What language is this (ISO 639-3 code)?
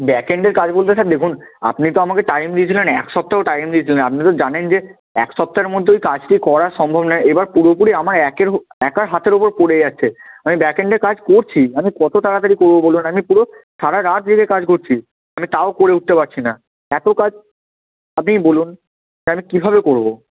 ben